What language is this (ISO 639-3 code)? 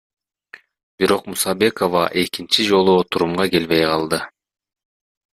kir